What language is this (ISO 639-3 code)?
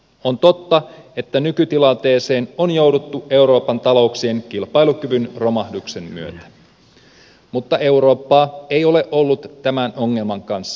fin